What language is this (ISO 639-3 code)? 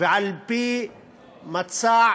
heb